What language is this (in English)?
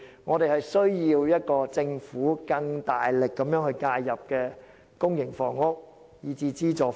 Cantonese